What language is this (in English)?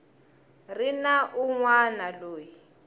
Tsonga